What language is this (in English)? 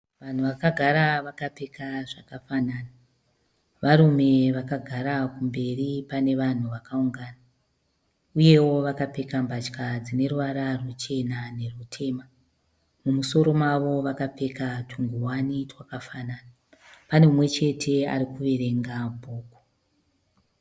Shona